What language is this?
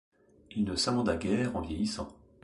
French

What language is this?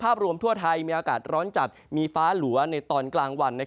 Thai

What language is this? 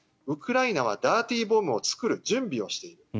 Japanese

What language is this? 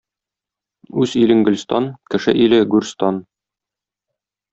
Tatar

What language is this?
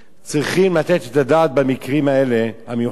Hebrew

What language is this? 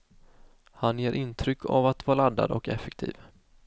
Swedish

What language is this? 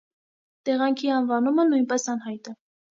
Armenian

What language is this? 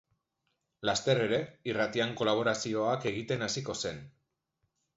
Basque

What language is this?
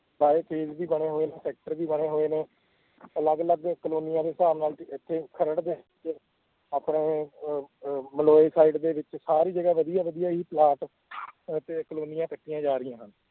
Punjabi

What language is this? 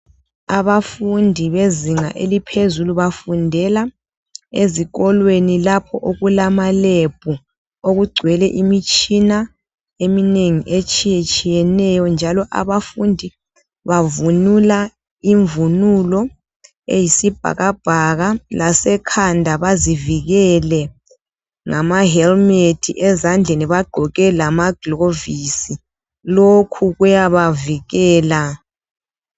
North Ndebele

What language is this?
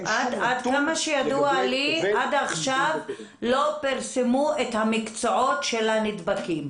Hebrew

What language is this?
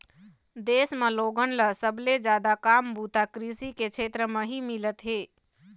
Chhattisgarhi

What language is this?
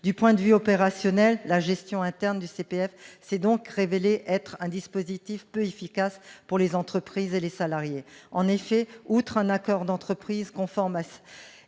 French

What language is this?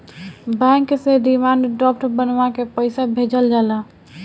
Bhojpuri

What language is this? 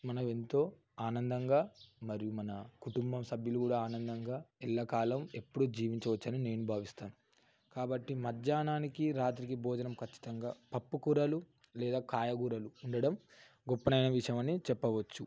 Telugu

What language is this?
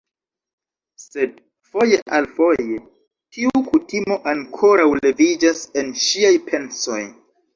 Esperanto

